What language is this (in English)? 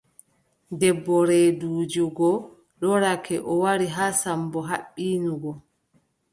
Adamawa Fulfulde